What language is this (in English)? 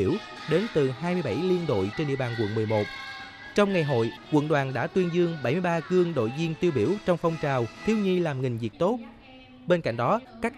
Vietnamese